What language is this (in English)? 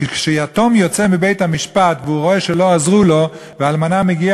Hebrew